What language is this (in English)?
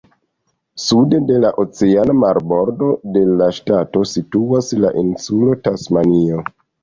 Esperanto